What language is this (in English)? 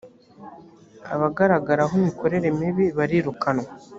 Kinyarwanda